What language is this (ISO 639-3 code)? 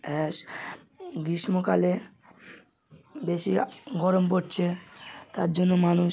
ben